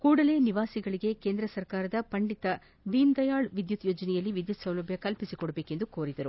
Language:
Kannada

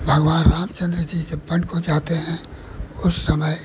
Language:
Hindi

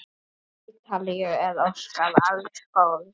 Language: Icelandic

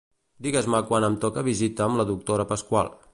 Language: Catalan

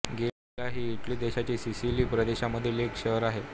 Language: Marathi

